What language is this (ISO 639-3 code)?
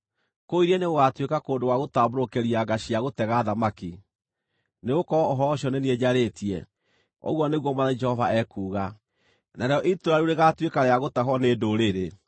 kik